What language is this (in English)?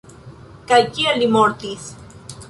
Esperanto